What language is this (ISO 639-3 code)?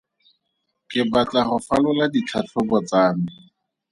tsn